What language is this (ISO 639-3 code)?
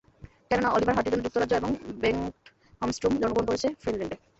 ben